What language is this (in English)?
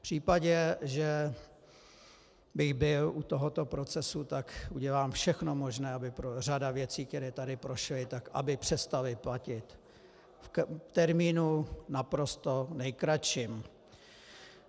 Czech